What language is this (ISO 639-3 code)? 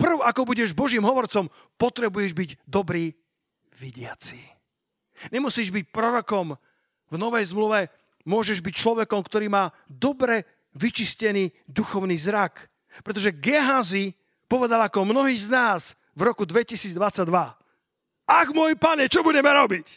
slk